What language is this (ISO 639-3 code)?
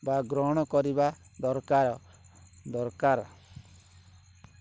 ori